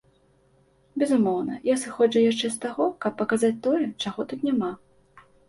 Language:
Belarusian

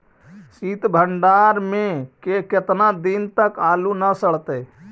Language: Magahi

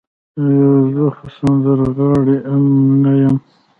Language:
Pashto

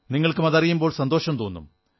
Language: Malayalam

